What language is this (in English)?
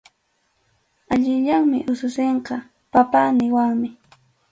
Arequipa-La Unión Quechua